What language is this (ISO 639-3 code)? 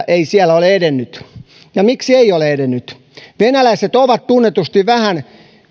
fin